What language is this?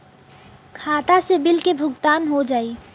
Bhojpuri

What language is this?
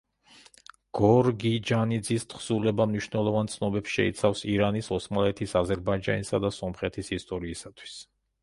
Georgian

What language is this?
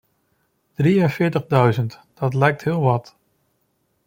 Dutch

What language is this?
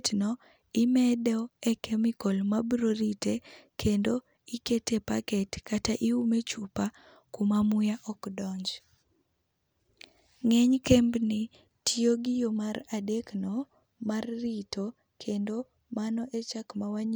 Luo (Kenya and Tanzania)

